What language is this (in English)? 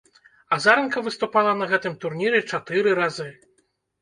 Belarusian